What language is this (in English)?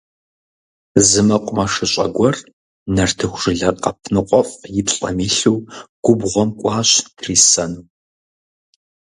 Kabardian